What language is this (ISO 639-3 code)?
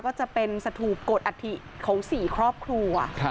tha